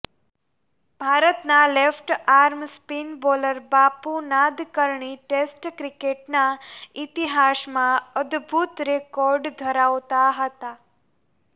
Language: Gujarati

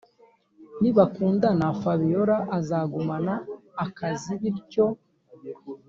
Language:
Kinyarwanda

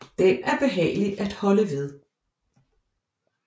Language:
Danish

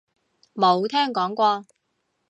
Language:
Cantonese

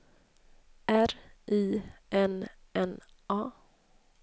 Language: Swedish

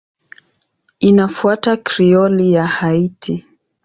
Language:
Swahili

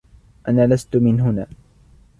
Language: Arabic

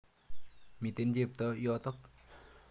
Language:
Kalenjin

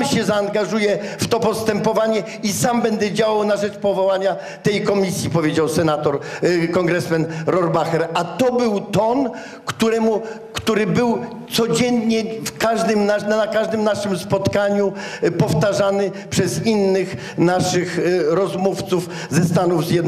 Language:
Polish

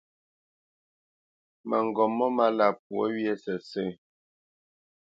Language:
Bamenyam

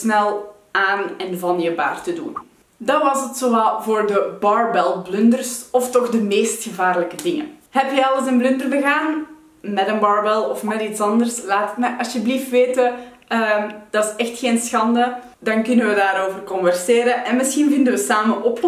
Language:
Dutch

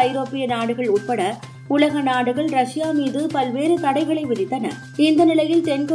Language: Tamil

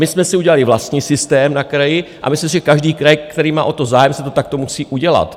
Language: Czech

